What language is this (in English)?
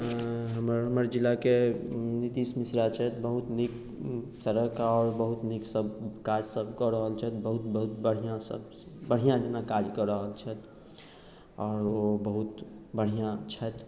Maithili